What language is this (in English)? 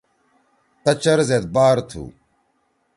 Torwali